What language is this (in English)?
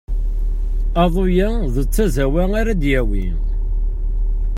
Kabyle